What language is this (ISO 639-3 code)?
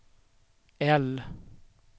swe